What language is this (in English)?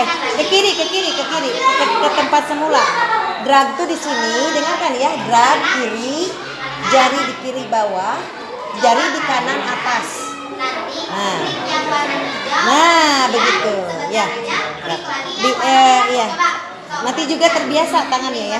Indonesian